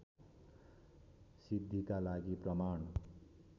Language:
Nepali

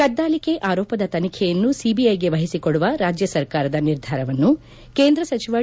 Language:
Kannada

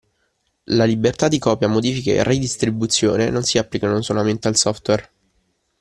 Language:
Italian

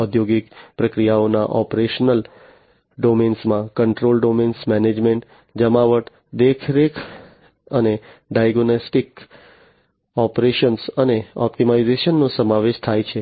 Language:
Gujarati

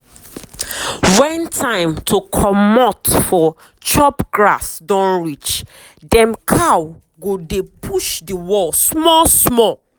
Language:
Nigerian Pidgin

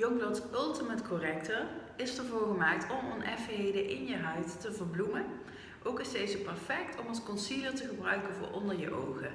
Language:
Dutch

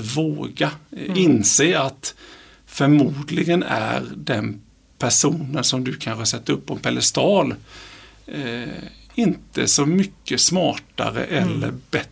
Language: Swedish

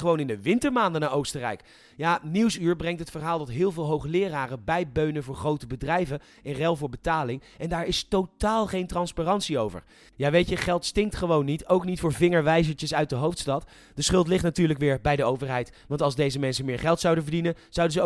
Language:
Dutch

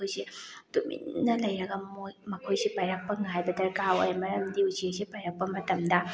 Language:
Manipuri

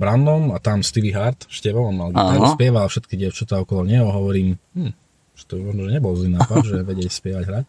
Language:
Slovak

